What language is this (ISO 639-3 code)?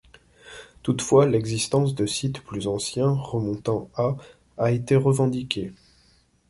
fra